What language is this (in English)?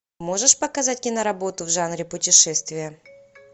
Russian